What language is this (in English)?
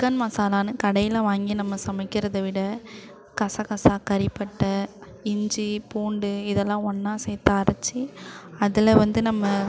Tamil